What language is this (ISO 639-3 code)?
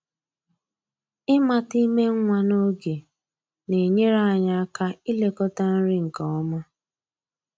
ibo